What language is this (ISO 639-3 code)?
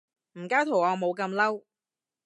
yue